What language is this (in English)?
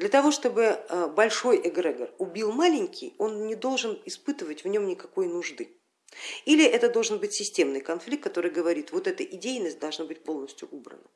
Russian